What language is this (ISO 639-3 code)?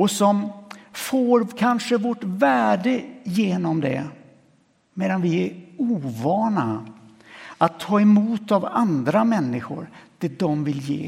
swe